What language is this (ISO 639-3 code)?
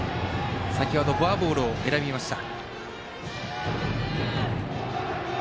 jpn